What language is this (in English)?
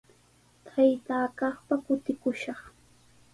Sihuas Ancash Quechua